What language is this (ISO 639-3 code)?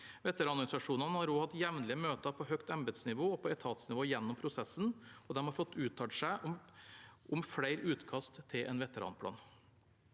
nor